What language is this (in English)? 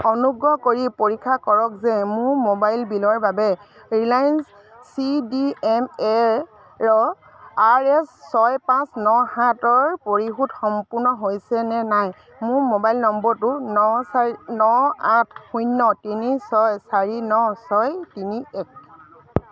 Assamese